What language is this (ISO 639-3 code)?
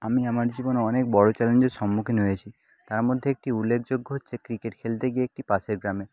ben